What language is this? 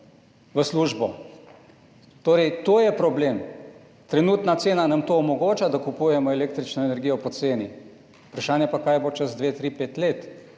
Slovenian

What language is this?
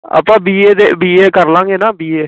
Punjabi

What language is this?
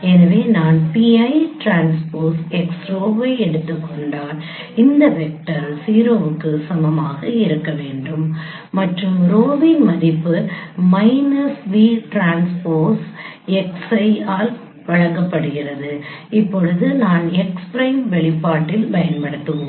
Tamil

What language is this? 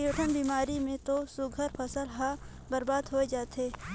Chhattisgarhi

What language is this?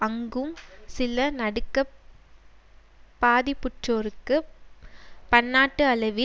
Tamil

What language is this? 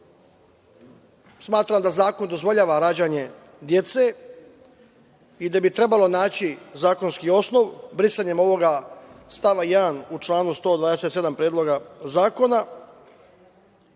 Serbian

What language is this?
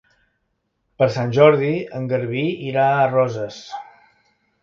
Catalan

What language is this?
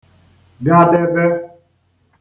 Igbo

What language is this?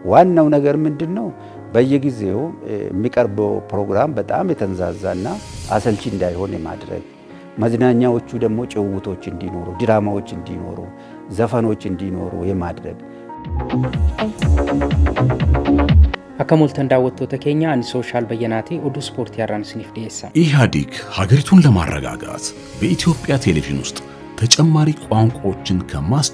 Arabic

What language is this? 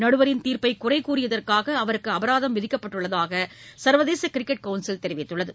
Tamil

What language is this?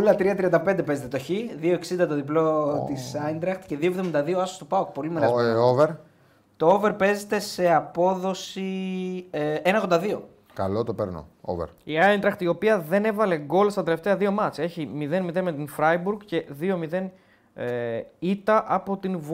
Greek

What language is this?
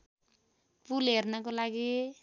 Nepali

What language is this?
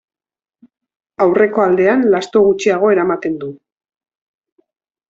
Basque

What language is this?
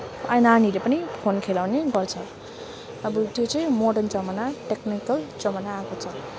Nepali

